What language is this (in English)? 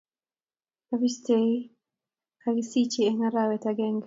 Kalenjin